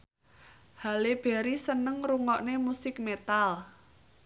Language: Javanese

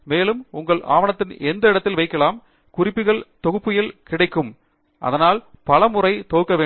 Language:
Tamil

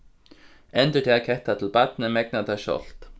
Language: Faroese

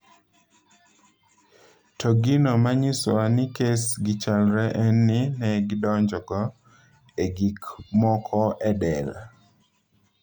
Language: Luo (Kenya and Tanzania)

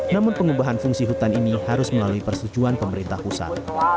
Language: Indonesian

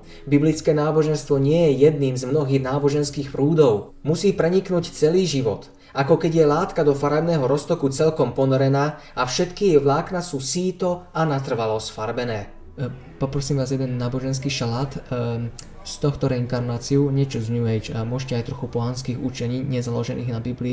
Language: Slovak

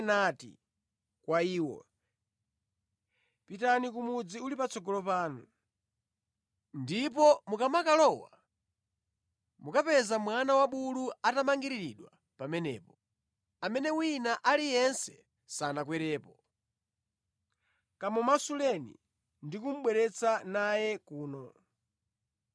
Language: Nyanja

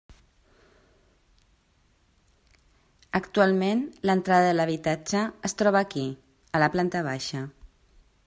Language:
Catalan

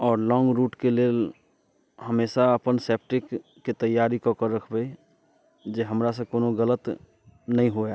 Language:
Maithili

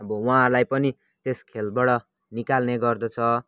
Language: Nepali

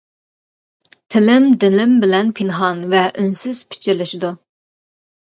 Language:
Uyghur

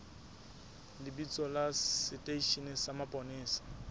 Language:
Southern Sotho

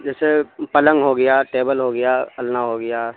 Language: Urdu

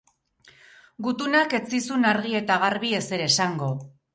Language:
Basque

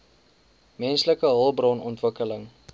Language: Afrikaans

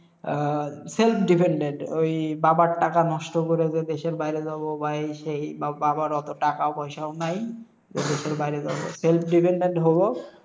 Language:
Bangla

